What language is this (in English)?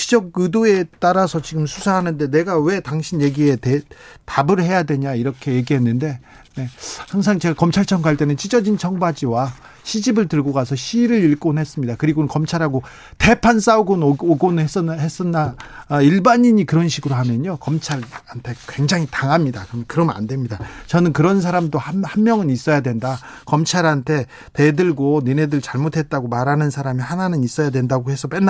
Korean